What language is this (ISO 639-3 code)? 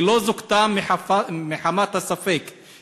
heb